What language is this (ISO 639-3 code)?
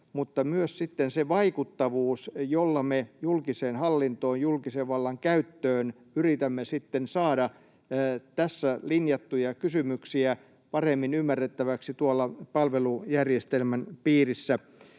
fin